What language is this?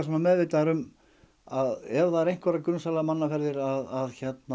Icelandic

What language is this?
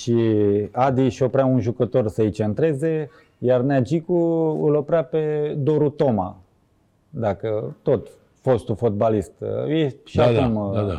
Romanian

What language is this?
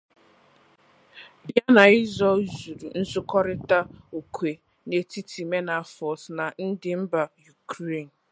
Igbo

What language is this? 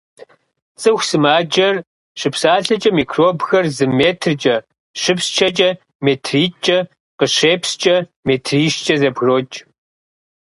Kabardian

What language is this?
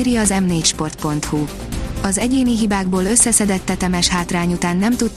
Hungarian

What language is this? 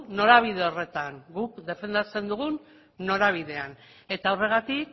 Basque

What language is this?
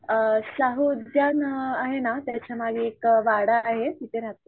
Marathi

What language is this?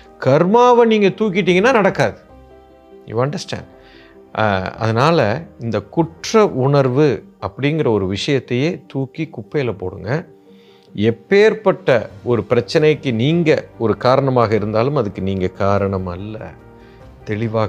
Tamil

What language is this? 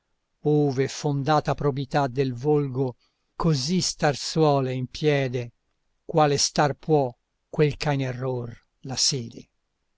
Italian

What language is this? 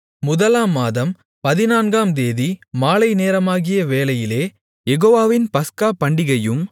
Tamil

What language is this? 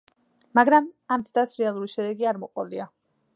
Georgian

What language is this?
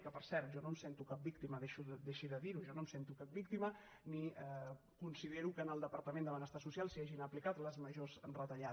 Catalan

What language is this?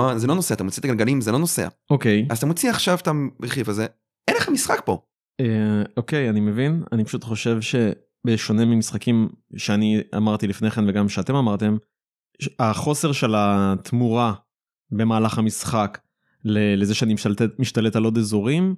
Hebrew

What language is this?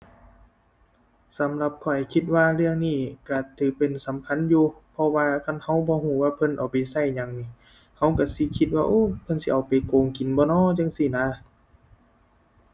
Thai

